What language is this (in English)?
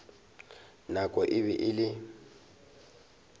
Northern Sotho